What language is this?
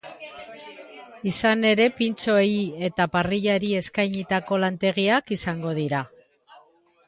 Basque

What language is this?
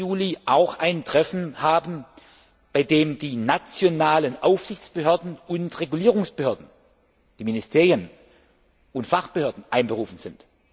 German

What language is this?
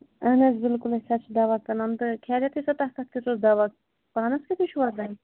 Kashmiri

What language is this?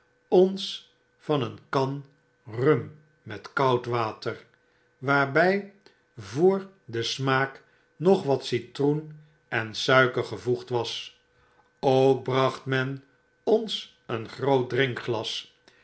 Dutch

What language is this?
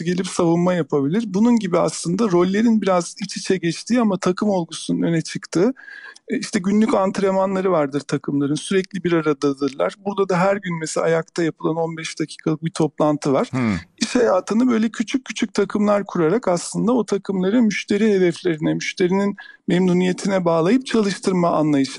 Turkish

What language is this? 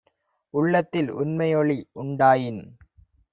Tamil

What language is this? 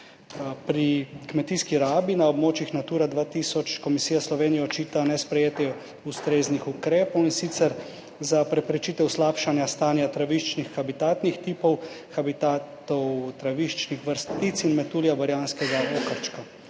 Slovenian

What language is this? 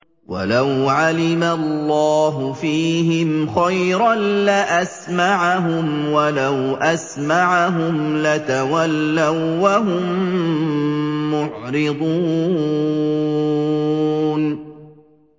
Arabic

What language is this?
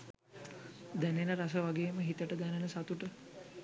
Sinhala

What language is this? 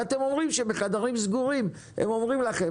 Hebrew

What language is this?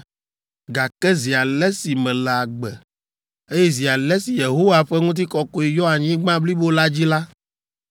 Ewe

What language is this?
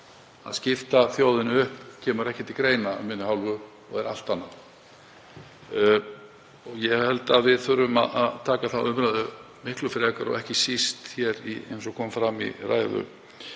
Icelandic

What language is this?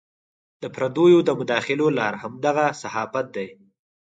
Pashto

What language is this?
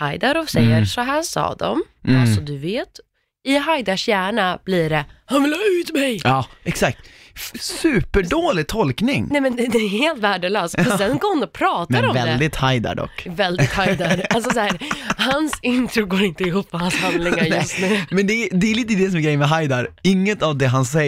Swedish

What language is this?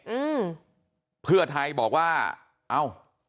Thai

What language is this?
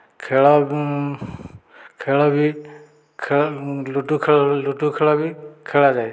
Odia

